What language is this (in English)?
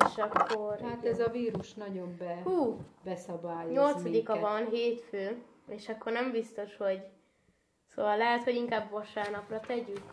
Hungarian